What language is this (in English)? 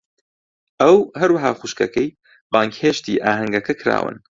Central Kurdish